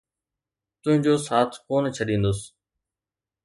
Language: Sindhi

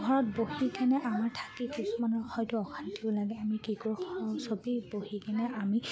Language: Assamese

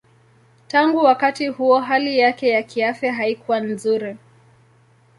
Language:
Swahili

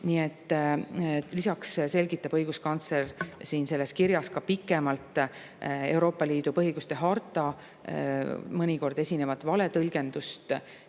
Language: Estonian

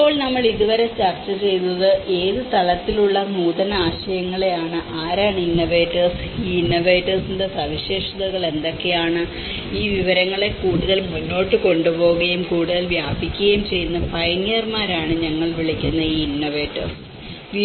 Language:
Malayalam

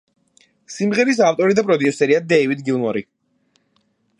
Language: Georgian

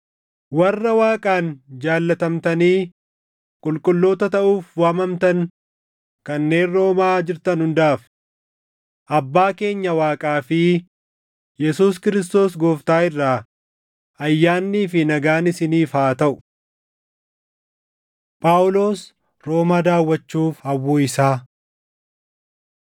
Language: Oromo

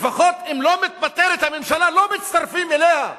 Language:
Hebrew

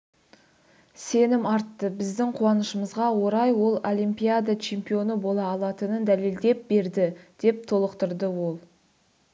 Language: Kazakh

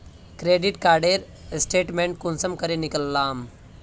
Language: Magahi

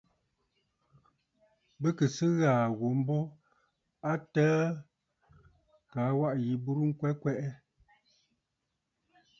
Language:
Bafut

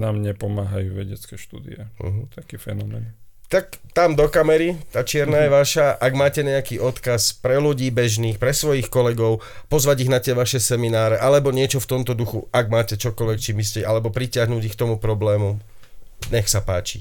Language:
Slovak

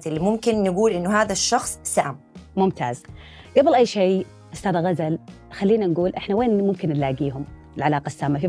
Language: Arabic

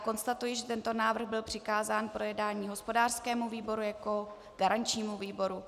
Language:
Czech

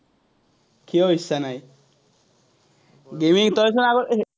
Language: Assamese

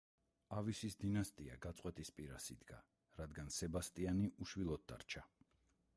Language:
Georgian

